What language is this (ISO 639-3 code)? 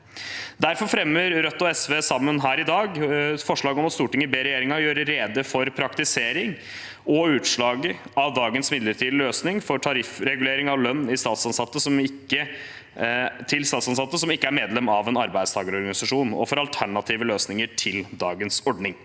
nor